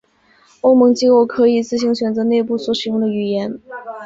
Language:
Chinese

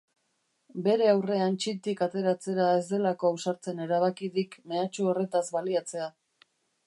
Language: Basque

